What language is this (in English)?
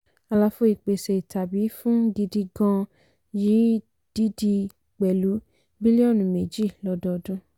Yoruba